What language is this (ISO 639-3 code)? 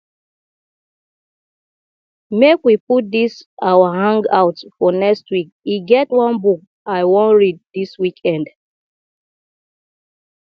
pcm